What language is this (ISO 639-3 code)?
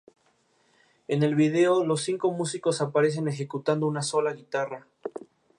spa